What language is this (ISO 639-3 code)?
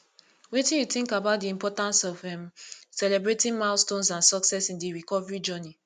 pcm